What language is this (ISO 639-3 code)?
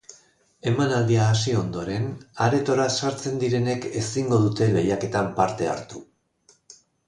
eus